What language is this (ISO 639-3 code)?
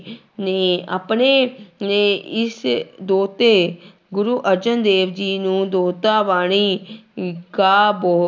pan